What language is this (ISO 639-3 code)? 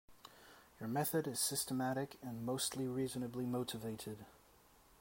eng